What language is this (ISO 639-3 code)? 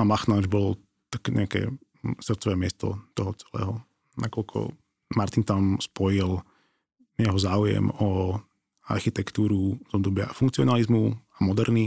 slk